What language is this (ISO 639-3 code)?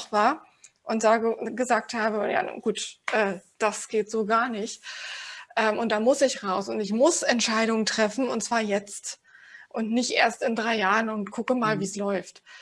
deu